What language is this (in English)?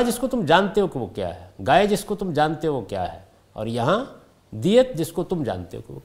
Urdu